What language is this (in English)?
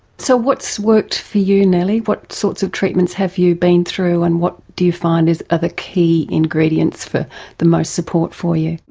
English